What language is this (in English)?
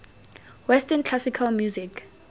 Tswana